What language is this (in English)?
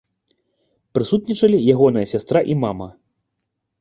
Belarusian